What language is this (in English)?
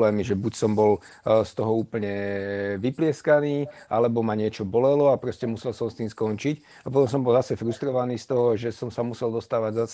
Slovak